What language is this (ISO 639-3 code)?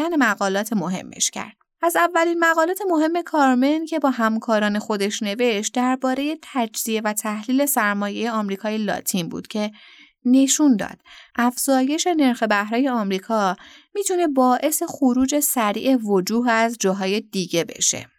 fas